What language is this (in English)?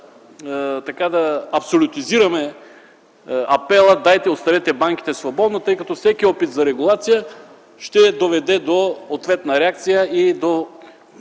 Bulgarian